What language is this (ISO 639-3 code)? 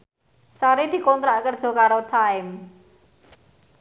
jav